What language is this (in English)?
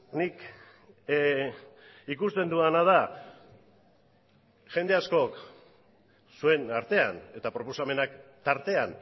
Basque